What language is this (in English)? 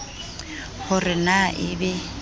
Southern Sotho